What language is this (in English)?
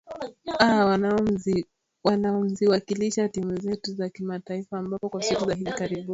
Swahili